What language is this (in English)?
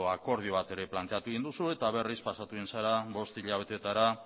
Basque